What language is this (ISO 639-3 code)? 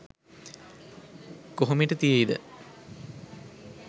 sin